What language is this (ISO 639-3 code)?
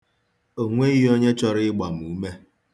ibo